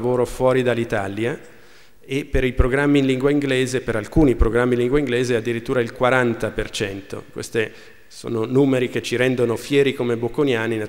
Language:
Italian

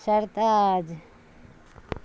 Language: Urdu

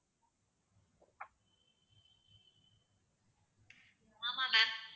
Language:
Tamil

